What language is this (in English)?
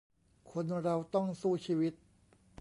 Thai